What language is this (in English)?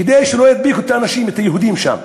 Hebrew